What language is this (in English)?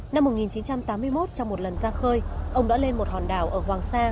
Vietnamese